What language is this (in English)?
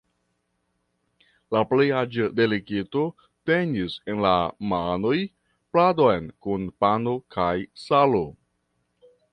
Esperanto